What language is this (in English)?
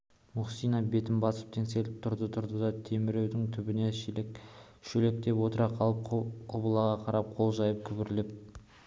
Kazakh